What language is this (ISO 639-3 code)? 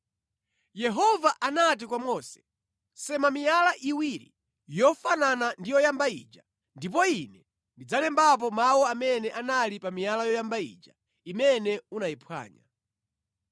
nya